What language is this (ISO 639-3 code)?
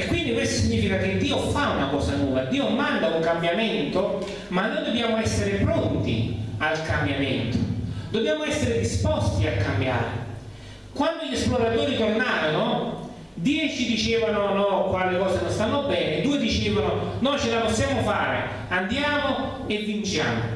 ita